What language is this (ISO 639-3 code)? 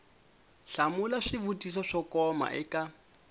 tso